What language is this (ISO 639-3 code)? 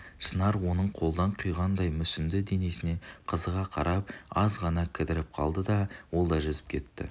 kaz